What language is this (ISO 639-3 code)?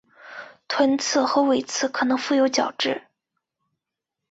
zho